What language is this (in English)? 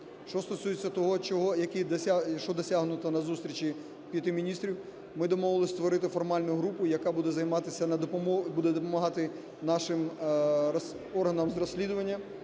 Ukrainian